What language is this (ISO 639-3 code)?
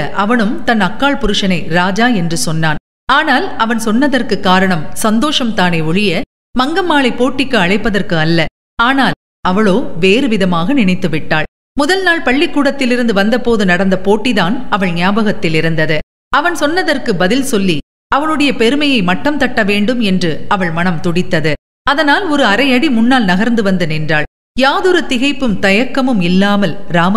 tam